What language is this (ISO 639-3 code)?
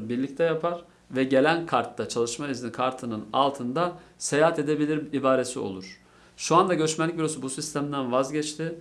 tur